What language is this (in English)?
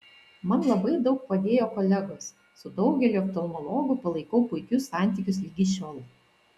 Lithuanian